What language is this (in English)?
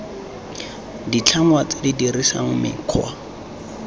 Tswana